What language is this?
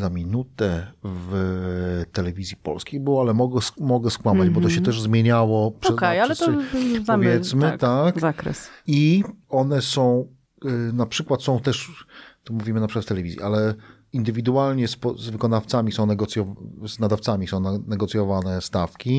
Polish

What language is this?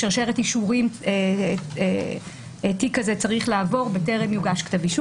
Hebrew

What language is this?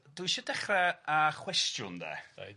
Welsh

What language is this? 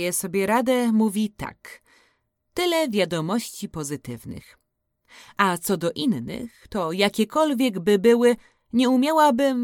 Polish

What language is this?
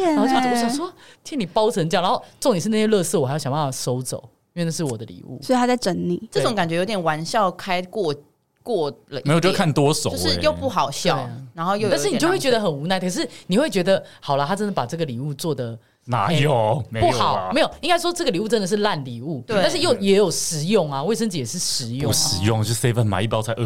Chinese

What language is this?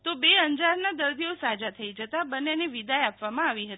Gujarati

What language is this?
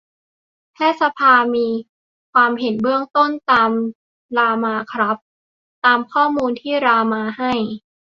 Thai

